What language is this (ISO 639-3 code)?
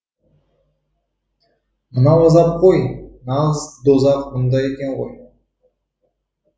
kaz